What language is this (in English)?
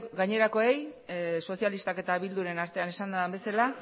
Basque